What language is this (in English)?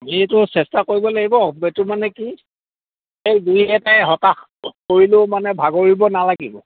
Assamese